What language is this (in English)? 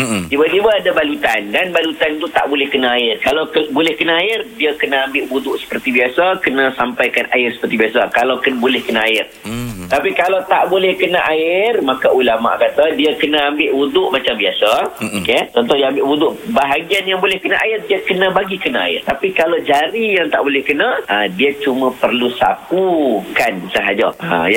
Malay